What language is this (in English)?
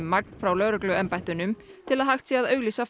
Icelandic